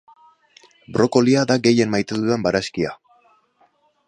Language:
Basque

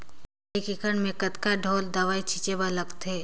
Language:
Chhattisgarhi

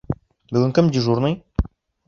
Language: Bashkir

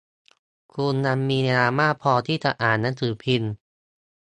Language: Thai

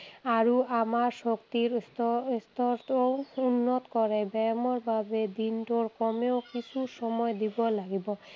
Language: Assamese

